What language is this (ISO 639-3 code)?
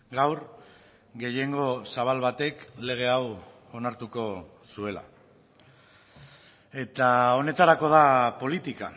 eus